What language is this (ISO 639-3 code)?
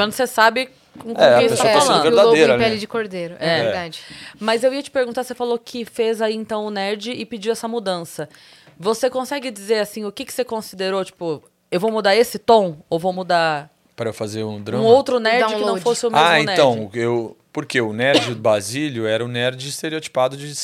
por